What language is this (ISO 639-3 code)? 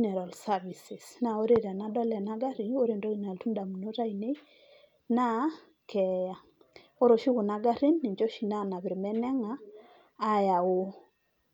mas